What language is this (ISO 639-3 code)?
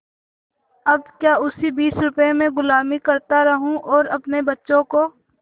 hin